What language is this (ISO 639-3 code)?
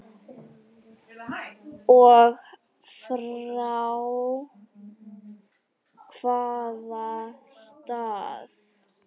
isl